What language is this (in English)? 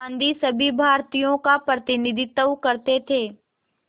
Hindi